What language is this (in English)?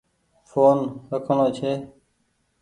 Goaria